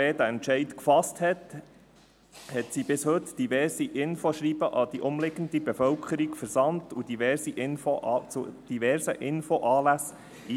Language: Swiss German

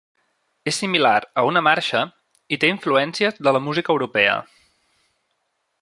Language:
Catalan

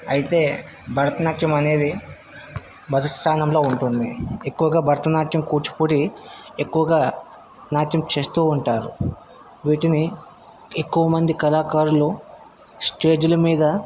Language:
Telugu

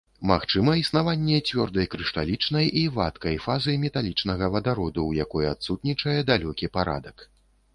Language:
Belarusian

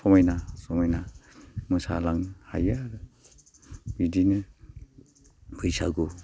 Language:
Bodo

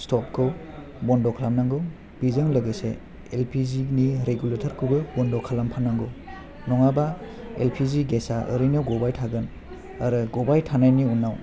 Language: Bodo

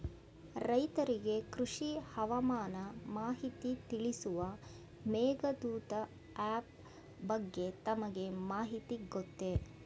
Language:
Kannada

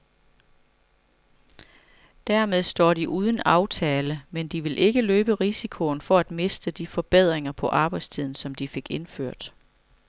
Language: Danish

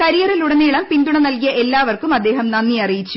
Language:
Malayalam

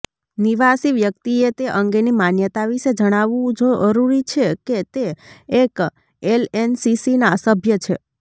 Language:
Gujarati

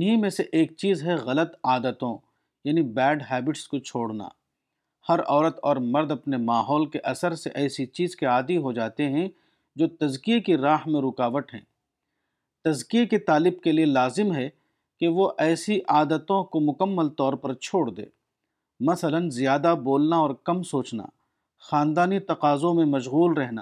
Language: Urdu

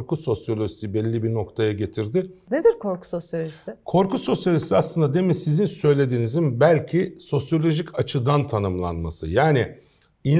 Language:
Turkish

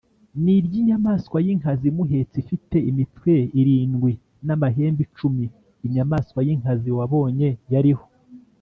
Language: Kinyarwanda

